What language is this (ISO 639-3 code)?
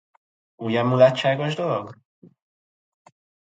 hun